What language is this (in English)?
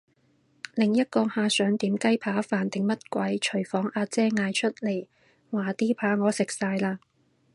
Cantonese